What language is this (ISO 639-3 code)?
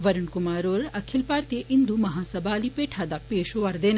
doi